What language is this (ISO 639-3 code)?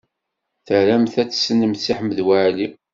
kab